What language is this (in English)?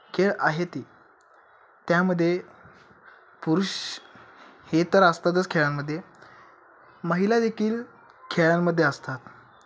Marathi